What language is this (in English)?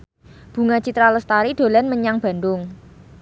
Javanese